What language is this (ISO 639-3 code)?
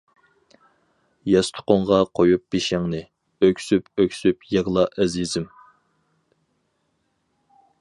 uig